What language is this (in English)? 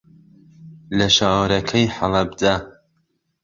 Central Kurdish